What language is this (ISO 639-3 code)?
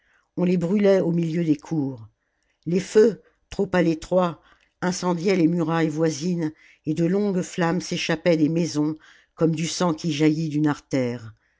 fra